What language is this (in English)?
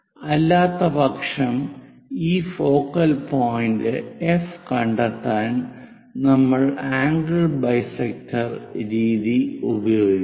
Malayalam